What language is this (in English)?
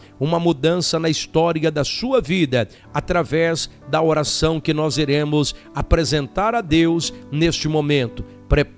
Portuguese